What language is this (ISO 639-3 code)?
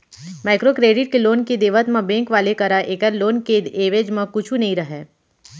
hne